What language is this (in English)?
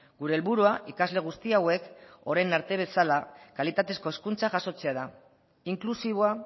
Basque